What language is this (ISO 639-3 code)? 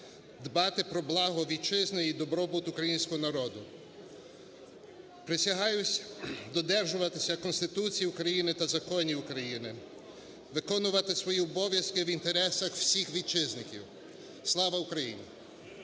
ukr